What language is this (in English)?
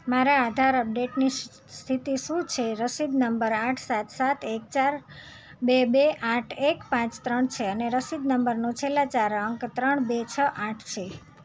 Gujarati